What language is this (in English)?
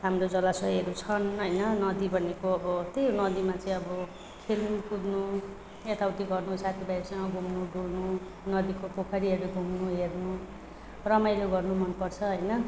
Nepali